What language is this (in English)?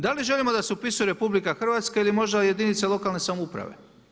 Croatian